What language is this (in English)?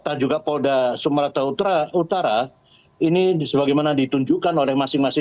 Indonesian